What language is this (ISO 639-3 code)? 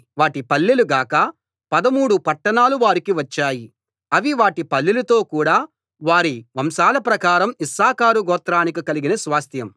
tel